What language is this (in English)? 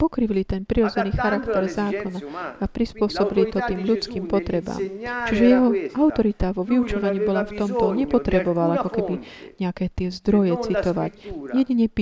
Slovak